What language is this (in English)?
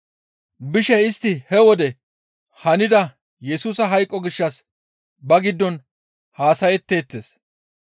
Gamo